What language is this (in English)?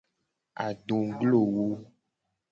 Gen